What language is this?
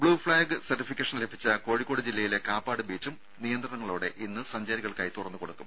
Malayalam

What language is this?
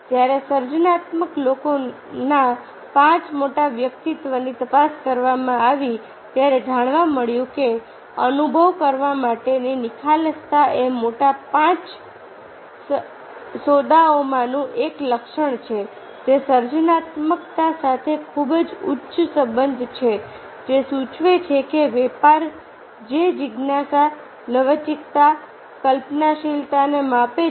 Gujarati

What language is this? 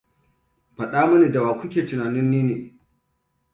Hausa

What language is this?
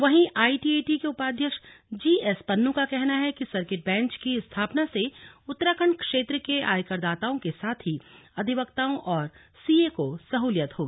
Hindi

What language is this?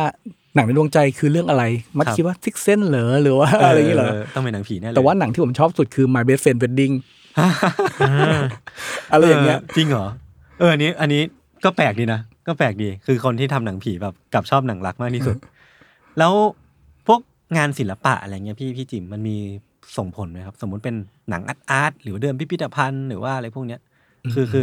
Thai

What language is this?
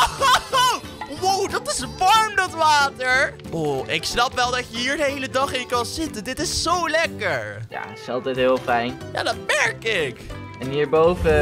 Dutch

